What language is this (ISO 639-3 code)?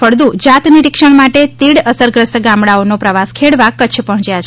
guj